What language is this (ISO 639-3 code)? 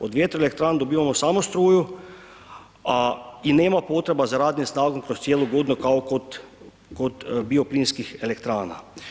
hrv